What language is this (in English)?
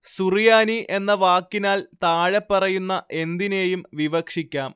Malayalam